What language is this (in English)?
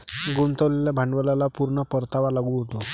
Marathi